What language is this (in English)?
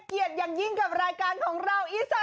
Thai